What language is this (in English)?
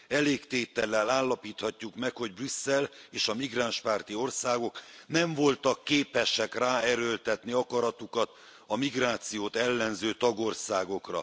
Hungarian